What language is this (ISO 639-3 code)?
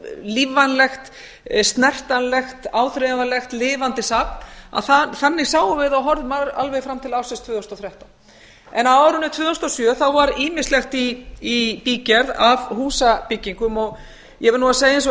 isl